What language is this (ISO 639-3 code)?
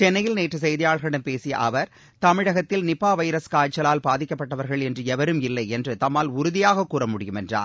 tam